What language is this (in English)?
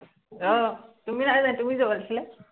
Assamese